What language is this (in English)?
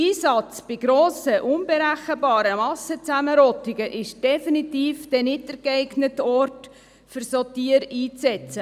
Swiss German